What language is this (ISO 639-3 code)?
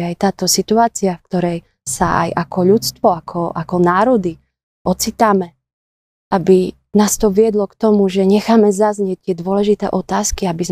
slk